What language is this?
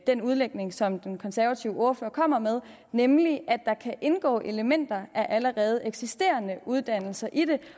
Danish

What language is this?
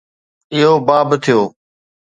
Sindhi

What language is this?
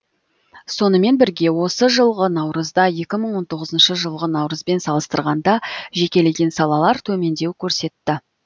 Kazakh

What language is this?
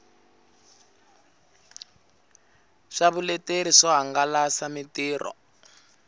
Tsonga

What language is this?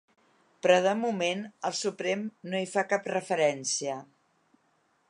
Catalan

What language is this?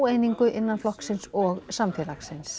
Icelandic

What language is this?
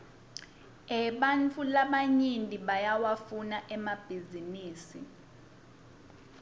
Swati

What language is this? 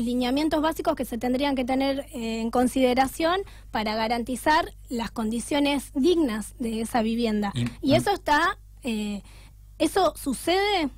Spanish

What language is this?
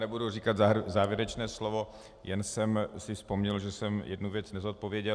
Czech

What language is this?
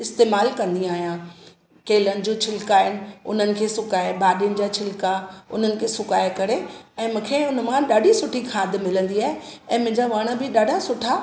Sindhi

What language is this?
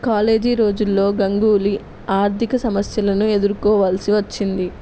Telugu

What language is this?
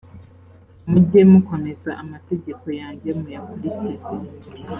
Kinyarwanda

